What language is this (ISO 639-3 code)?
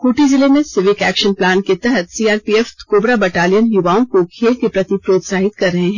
hin